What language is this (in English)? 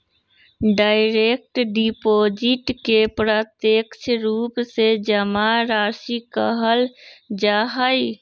Magahi